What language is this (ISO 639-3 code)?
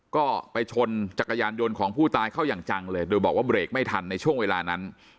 tha